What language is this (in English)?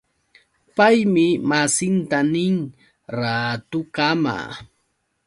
Yauyos Quechua